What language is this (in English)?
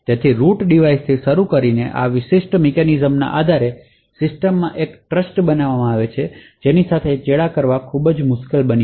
Gujarati